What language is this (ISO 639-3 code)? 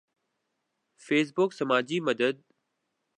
urd